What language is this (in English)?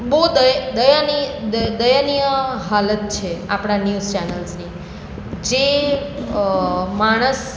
Gujarati